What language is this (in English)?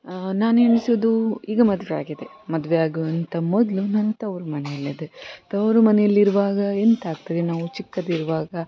Kannada